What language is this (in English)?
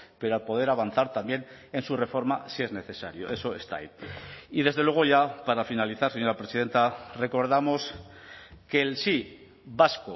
Spanish